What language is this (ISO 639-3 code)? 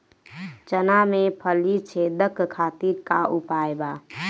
bho